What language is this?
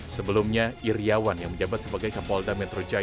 Indonesian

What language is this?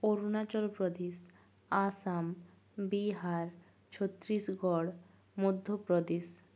Bangla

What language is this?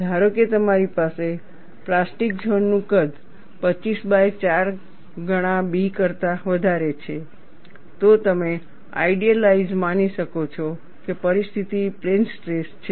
Gujarati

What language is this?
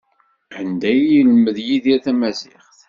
Kabyle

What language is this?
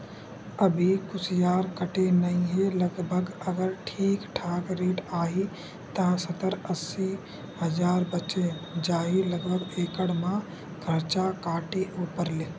Chhattisgarhi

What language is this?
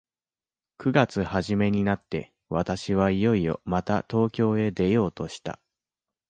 Japanese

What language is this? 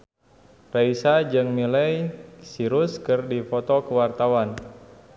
Sundanese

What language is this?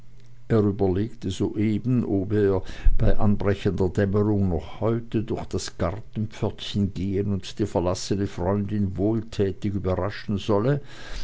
German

